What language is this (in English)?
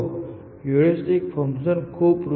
Gujarati